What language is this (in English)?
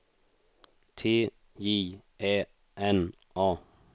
Swedish